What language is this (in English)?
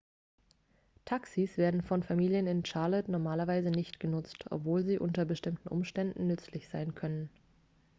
German